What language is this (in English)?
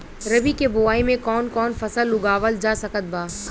Bhojpuri